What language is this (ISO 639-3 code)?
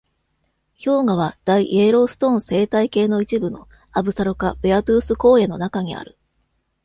jpn